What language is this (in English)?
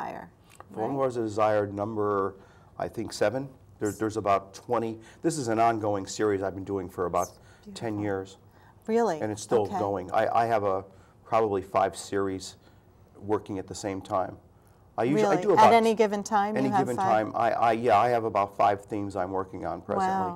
English